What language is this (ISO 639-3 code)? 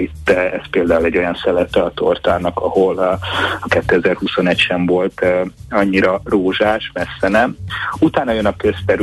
hun